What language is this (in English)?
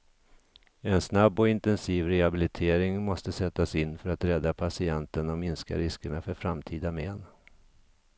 Swedish